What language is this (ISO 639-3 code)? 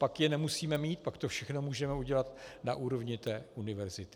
ces